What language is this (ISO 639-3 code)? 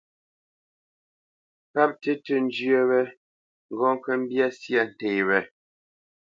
bce